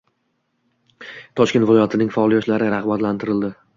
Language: Uzbek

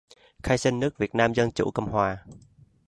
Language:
Vietnamese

